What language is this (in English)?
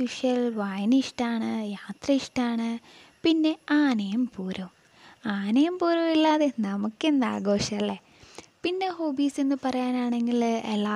Malayalam